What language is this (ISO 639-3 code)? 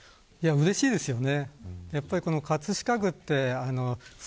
jpn